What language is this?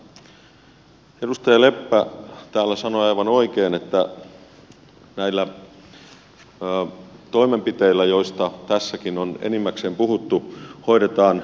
Finnish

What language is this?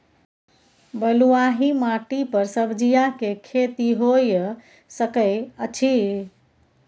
Maithili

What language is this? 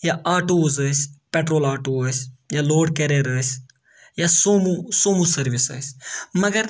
Kashmiri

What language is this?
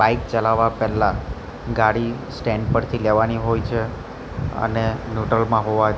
Gujarati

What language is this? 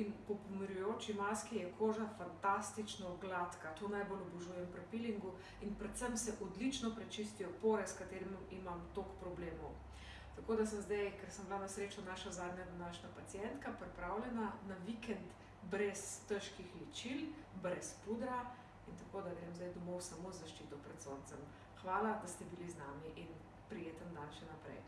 Slovenian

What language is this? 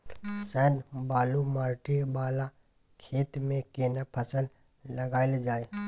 Maithili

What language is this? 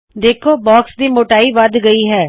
Punjabi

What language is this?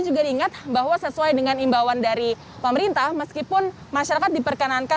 Indonesian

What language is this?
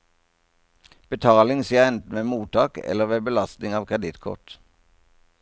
Norwegian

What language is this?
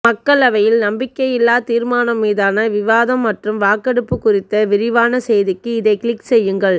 Tamil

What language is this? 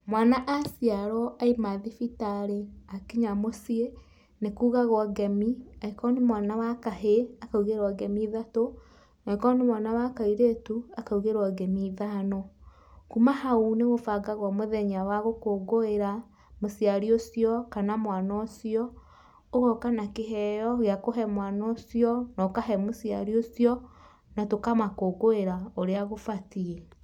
Kikuyu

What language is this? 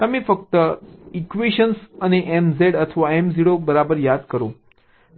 Gujarati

